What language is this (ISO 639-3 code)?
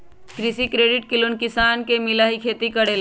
mag